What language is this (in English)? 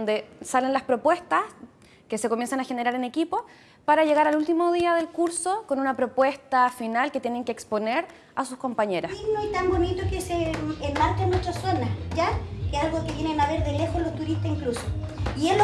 Spanish